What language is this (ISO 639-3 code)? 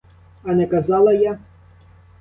ukr